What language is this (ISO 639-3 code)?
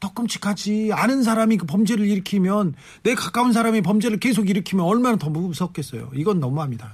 kor